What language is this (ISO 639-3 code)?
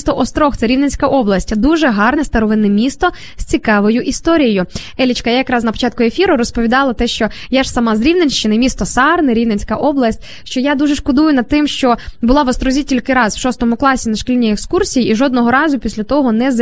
ukr